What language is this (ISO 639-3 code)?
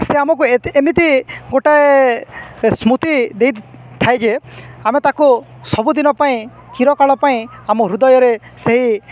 ori